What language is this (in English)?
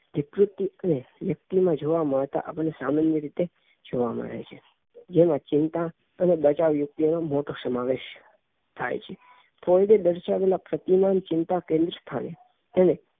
Gujarati